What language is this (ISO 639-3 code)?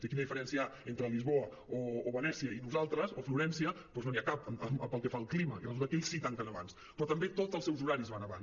cat